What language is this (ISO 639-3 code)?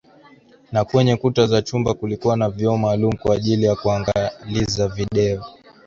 swa